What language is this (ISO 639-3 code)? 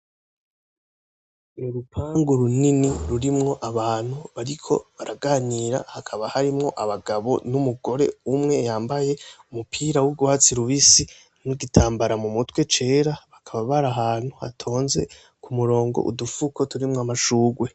run